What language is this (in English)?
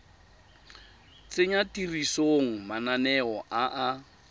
Tswana